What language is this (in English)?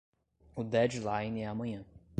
Portuguese